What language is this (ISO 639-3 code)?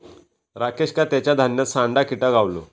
mar